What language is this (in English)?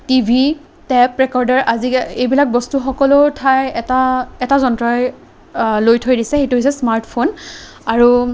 Assamese